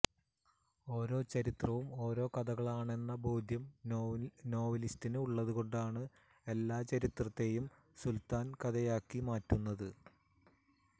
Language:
Malayalam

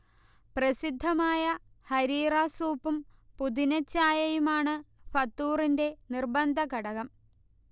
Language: Malayalam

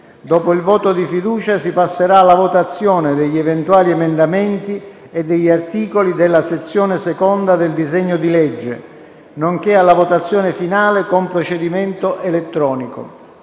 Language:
Italian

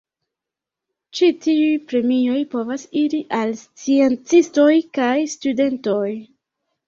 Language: Esperanto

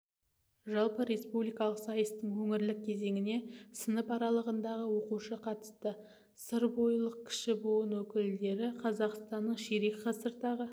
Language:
Kazakh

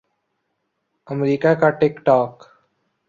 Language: Urdu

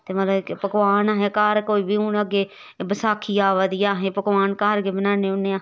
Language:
Dogri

